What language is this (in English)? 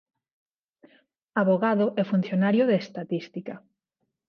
Galician